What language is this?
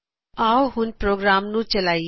Punjabi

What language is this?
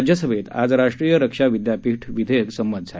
Marathi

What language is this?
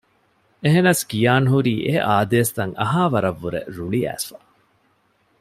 Divehi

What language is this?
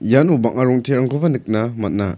Garo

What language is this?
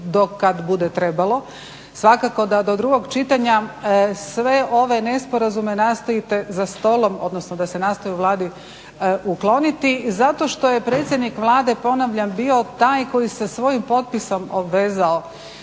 Croatian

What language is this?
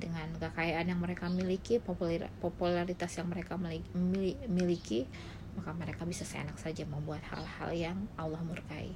Indonesian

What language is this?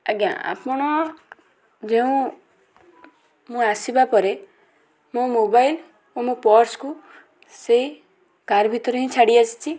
Odia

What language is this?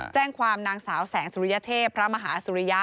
Thai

